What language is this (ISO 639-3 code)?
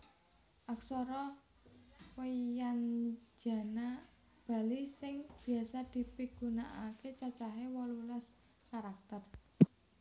jav